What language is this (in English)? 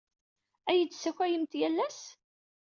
Kabyle